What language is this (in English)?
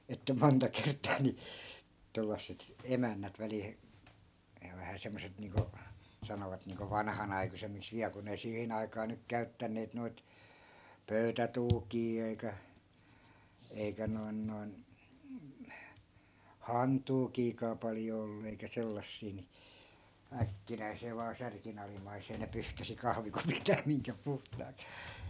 Finnish